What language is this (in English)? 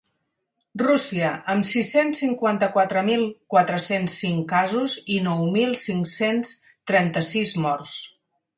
Catalan